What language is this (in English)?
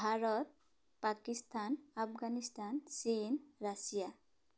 Assamese